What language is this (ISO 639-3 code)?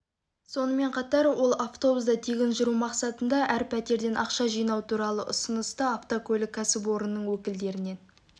kaz